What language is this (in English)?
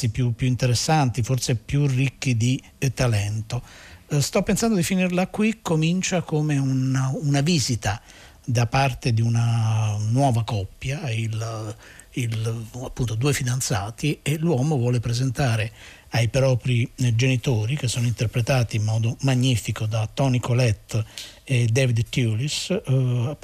Italian